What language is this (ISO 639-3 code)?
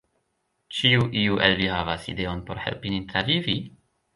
epo